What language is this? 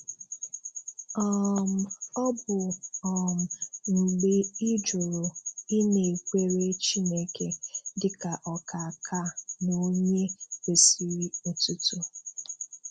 Igbo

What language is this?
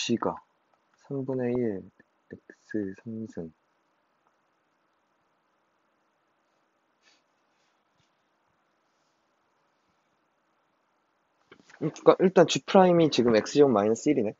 Korean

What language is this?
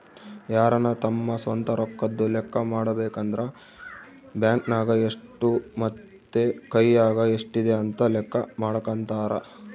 Kannada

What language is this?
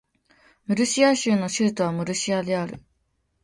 Japanese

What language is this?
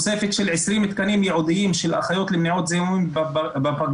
Hebrew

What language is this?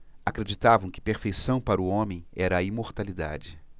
Portuguese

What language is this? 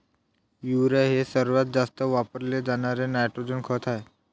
Marathi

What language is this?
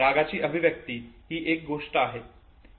Marathi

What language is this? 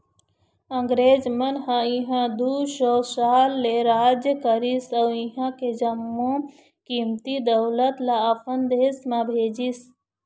Chhattisgarhi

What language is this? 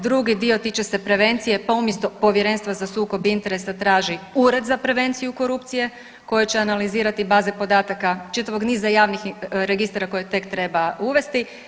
Croatian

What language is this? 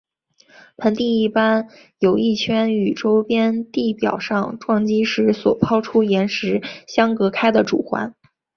Chinese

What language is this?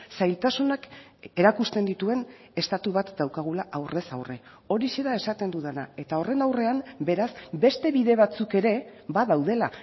Basque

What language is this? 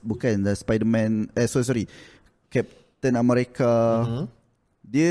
Malay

